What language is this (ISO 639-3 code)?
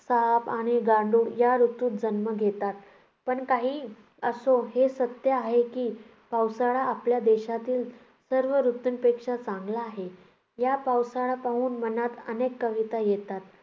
mar